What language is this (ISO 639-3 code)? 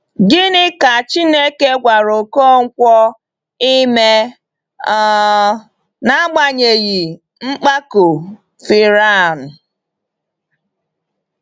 ibo